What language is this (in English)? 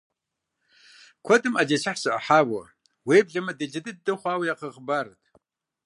Kabardian